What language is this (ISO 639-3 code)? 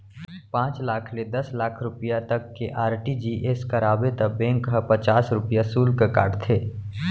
hne